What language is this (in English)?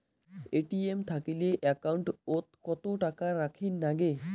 Bangla